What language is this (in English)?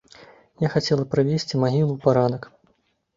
Belarusian